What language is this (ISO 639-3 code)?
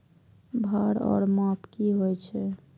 mai